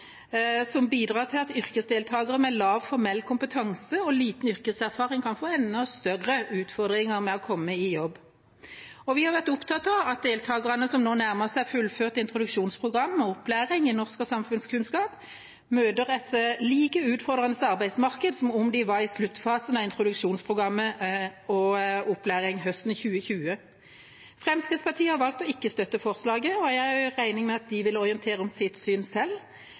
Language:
Norwegian Bokmål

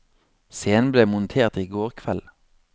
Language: Norwegian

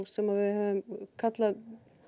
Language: Icelandic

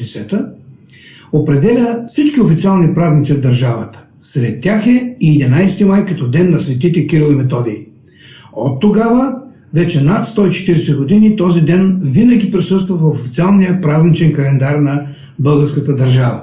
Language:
Bulgarian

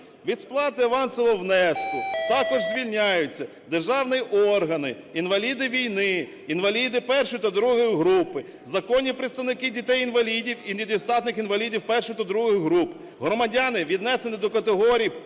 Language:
Ukrainian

